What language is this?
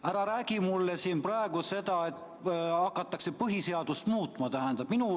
Estonian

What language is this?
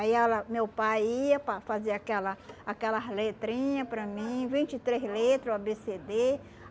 Portuguese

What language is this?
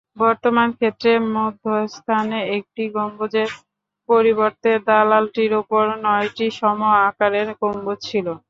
Bangla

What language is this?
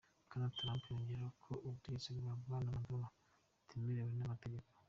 Kinyarwanda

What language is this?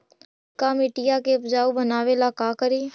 Magahi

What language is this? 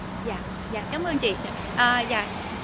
Vietnamese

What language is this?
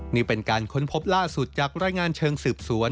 Thai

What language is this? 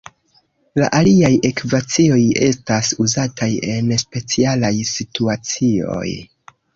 Esperanto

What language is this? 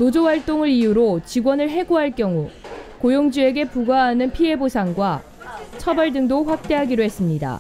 Korean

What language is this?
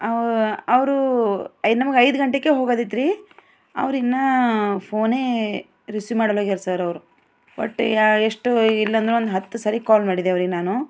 Kannada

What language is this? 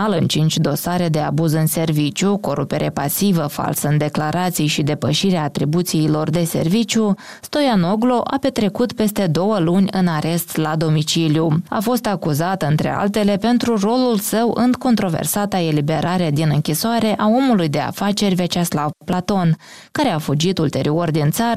Romanian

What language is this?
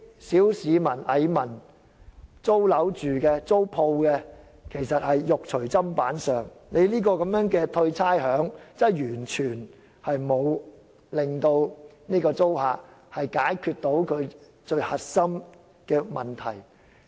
Cantonese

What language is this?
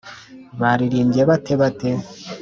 Kinyarwanda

